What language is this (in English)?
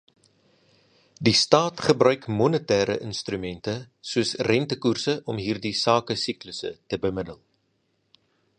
Afrikaans